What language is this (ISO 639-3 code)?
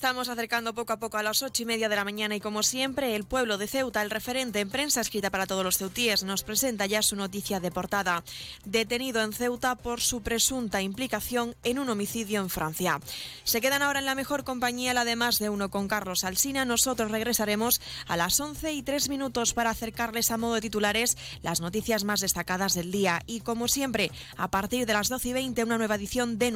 spa